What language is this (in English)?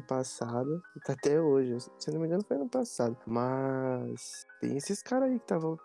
Portuguese